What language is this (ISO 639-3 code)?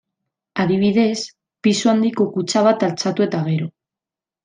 eus